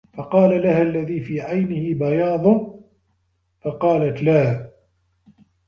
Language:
Arabic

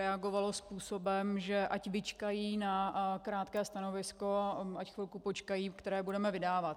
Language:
Czech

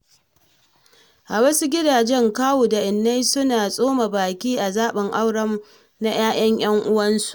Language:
Hausa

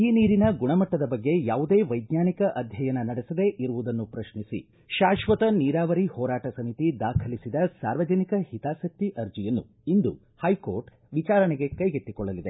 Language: Kannada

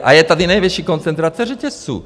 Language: Czech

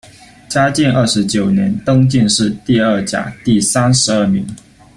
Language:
Chinese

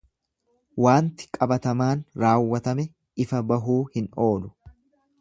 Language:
Oromo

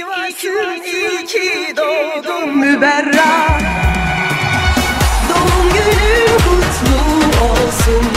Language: Turkish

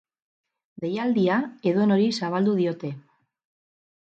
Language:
Basque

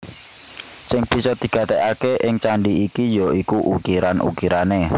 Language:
Javanese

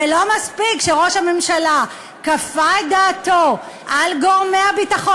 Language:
Hebrew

